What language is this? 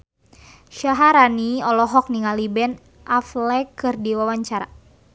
Sundanese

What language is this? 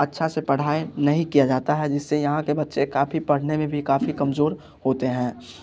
Hindi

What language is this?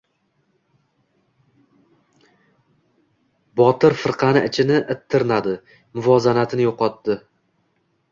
Uzbek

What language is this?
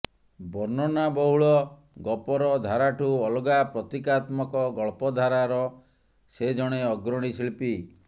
Odia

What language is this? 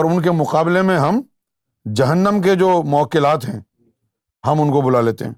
Urdu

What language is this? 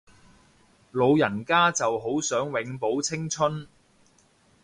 Cantonese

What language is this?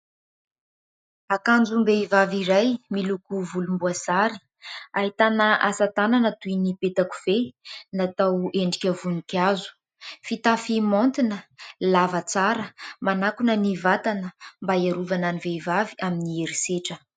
Malagasy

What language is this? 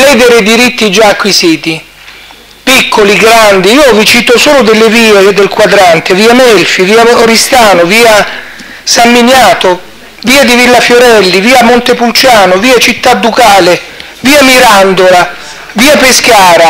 Italian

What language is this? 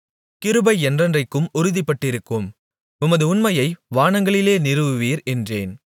Tamil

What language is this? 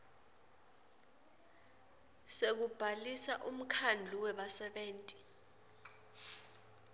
Swati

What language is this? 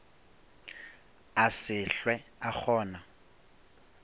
Northern Sotho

